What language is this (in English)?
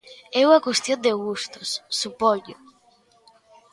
Galician